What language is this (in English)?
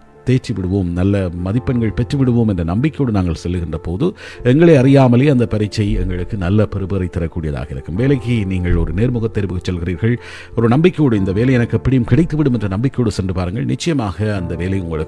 Tamil